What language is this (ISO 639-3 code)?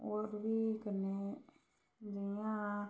doi